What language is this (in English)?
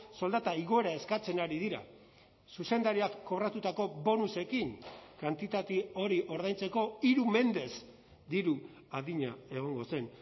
Basque